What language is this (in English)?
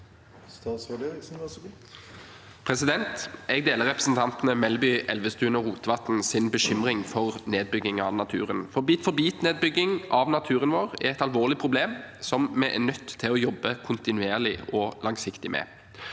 Norwegian